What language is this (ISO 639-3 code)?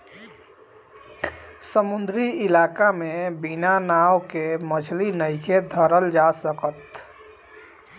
bho